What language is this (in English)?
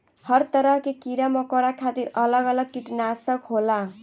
Bhojpuri